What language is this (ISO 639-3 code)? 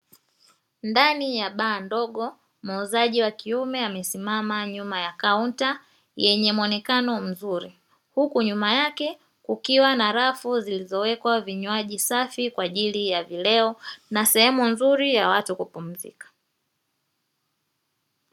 swa